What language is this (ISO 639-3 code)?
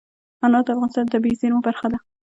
pus